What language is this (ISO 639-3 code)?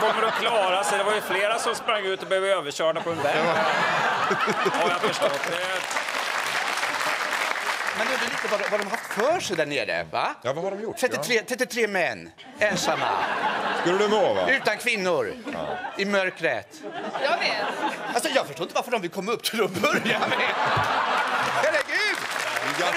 swe